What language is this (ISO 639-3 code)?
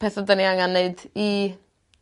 cym